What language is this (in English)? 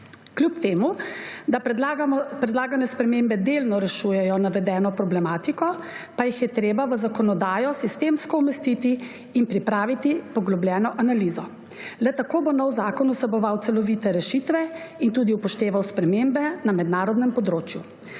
Slovenian